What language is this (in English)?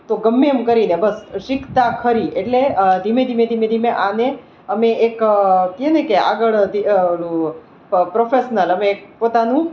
Gujarati